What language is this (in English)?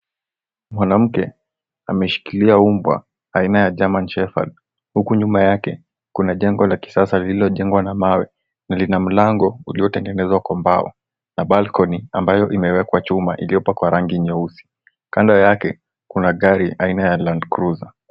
Swahili